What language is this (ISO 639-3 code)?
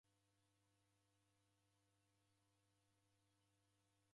dav